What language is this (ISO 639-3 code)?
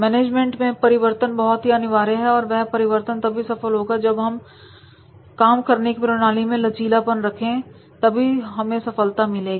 hin